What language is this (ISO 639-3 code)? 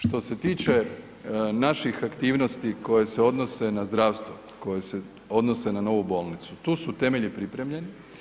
hrv